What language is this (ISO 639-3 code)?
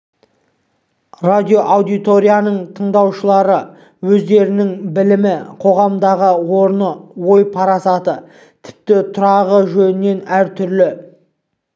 kaz